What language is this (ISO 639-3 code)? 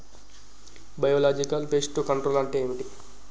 tel